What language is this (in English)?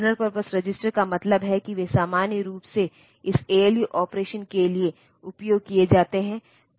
Hindi